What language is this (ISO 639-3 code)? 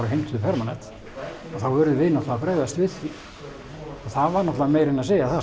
isl